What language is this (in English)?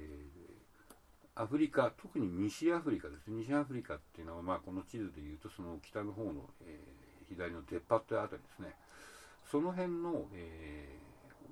Japanese